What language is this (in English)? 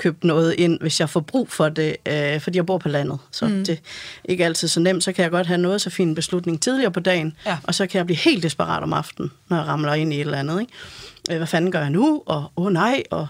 Danish